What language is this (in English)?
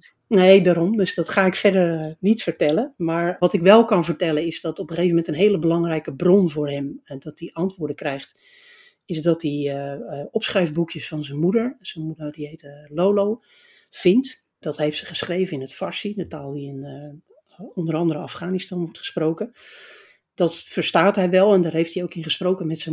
Dutch